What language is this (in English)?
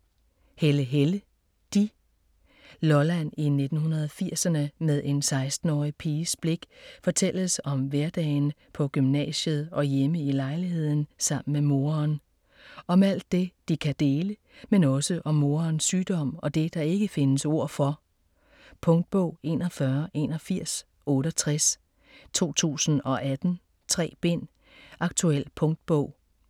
Danish